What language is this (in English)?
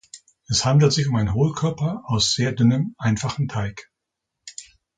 German